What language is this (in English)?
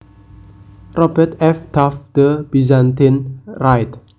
Javanese